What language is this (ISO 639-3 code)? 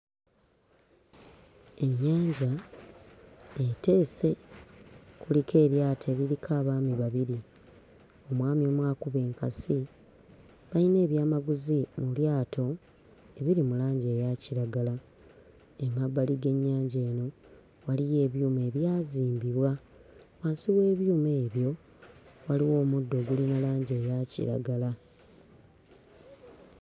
lug